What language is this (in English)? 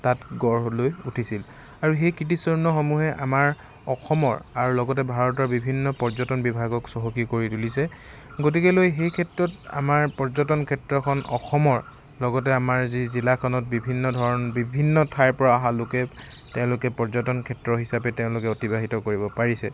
Assamese